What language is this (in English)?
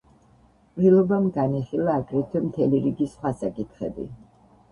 Georgian